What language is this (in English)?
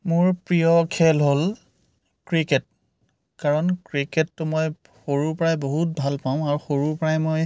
Assamese